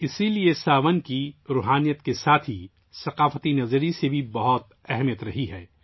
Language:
Urdu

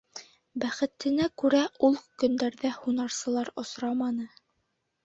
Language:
Bashkir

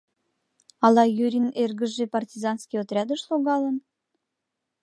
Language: Mari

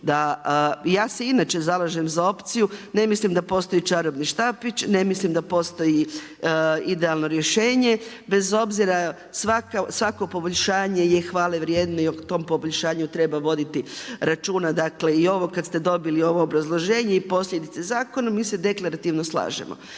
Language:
Croatian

